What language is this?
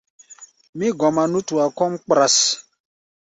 Gbaya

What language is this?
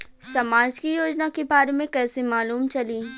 Bhojpuri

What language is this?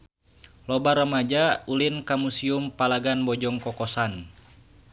Sundanese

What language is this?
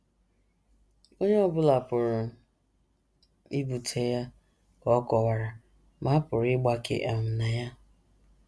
Igbo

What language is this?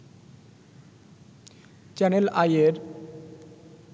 Bangla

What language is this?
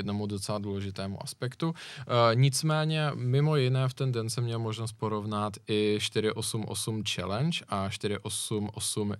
Czech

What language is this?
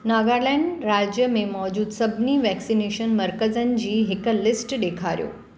Sindhi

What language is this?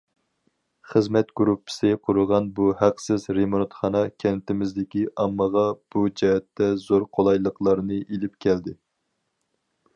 Uyghur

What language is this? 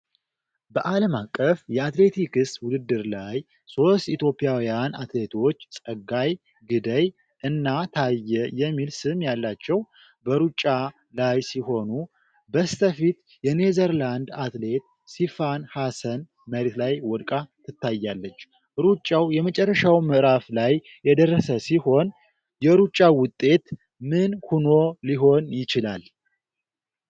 Amharic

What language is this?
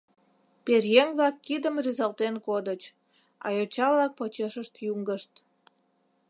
Mari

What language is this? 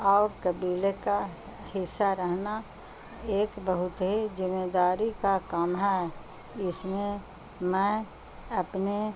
Urdu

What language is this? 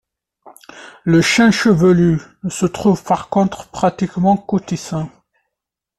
French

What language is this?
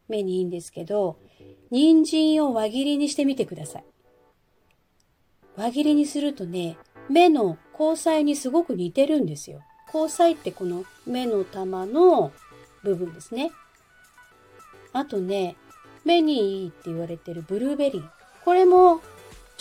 Japanese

